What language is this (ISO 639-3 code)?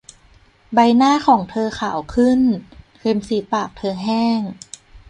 tha